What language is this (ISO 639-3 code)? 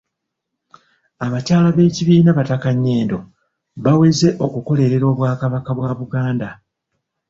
lug